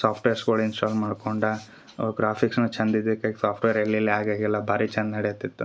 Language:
Kannada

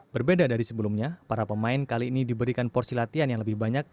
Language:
Indonesian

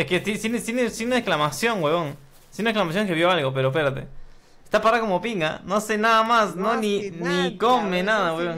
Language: Spanish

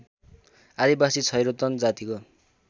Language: Nepali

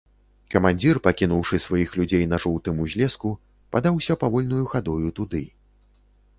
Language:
Belarusian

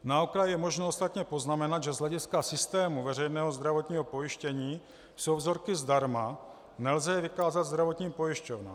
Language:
Czech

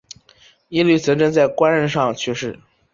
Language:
Chinese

